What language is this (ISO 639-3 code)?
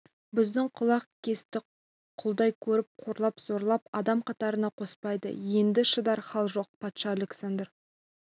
kaz